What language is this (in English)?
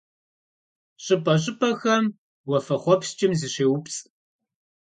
Kabardian